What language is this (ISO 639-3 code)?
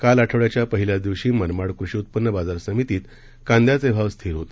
mar